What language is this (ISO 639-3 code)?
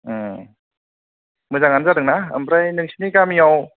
brx